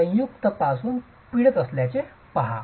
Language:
Marathi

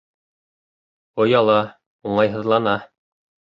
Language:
Bashkir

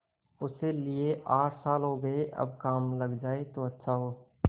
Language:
Hindi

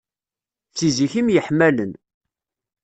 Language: Kabyle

